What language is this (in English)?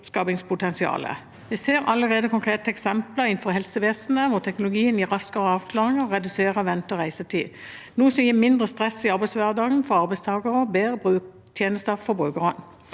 Norwegian